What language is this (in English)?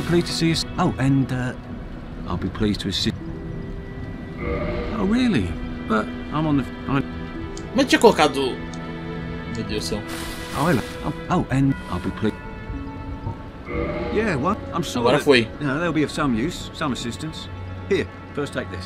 Portuguese